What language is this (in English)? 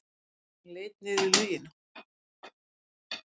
Icelandic